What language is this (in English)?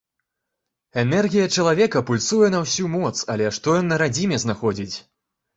Belarusian